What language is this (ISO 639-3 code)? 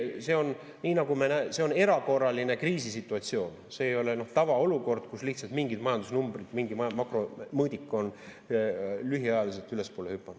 est